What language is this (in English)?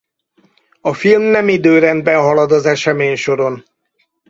Hungarian